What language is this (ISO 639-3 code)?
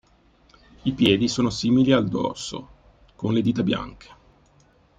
ita